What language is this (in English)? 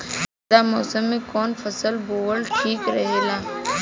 Bhojpuri